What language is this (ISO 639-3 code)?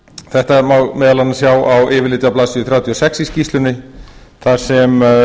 isl